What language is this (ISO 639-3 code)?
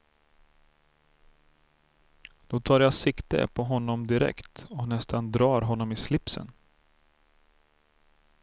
swe